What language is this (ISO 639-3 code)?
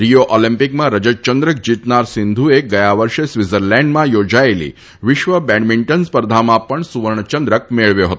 guj